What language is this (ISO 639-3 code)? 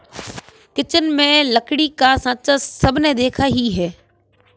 hin